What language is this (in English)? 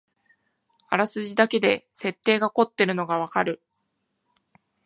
Japanese